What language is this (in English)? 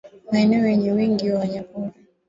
Swahili